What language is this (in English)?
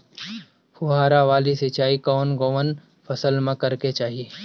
Bhojpuri